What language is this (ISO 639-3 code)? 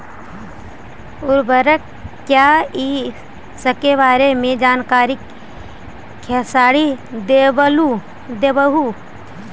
mag